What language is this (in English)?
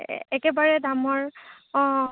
Assamese